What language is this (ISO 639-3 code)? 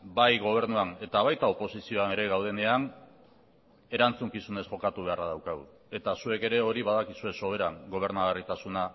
eus